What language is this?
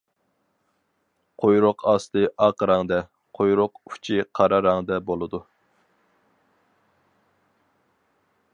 Uyghur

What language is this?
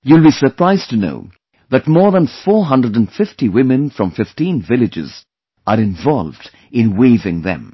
English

